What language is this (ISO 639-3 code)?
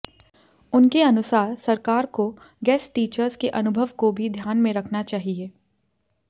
hin